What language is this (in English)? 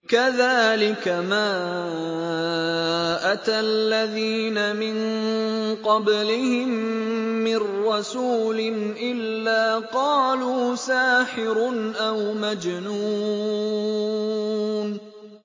Arabic